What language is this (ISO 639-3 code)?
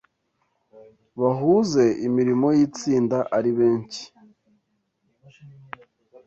kin